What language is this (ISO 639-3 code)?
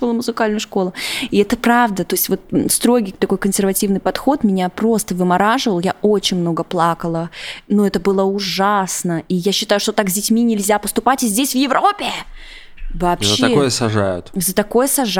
rus